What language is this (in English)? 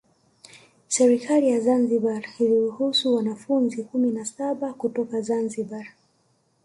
Swahili